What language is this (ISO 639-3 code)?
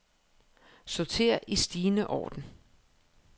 dan